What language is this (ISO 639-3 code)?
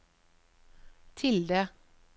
nor